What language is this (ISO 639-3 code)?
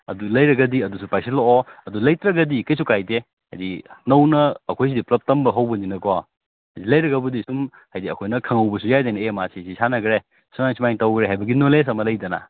mni